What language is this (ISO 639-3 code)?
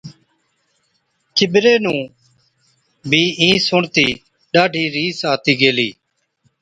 odk